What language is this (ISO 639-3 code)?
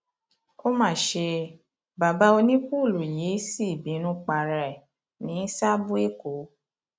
yor